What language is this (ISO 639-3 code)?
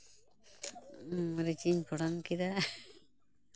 sat